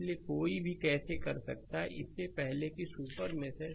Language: Hindi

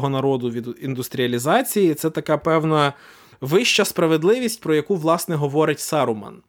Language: Ukrainian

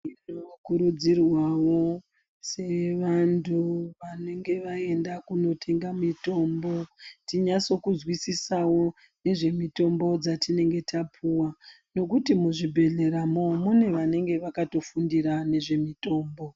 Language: Ndau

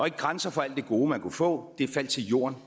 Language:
Danish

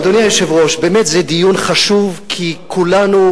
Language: Hebrew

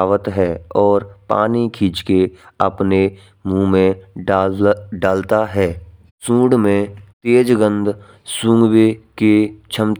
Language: Braj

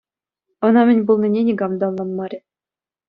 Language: Chuvash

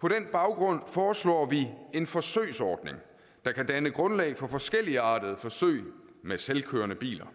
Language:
Danish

